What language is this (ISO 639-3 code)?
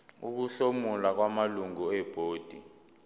zul